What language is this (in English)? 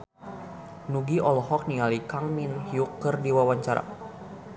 Sundanese